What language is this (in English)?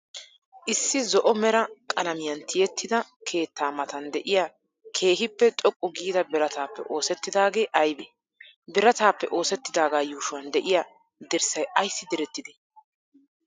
Wolaytta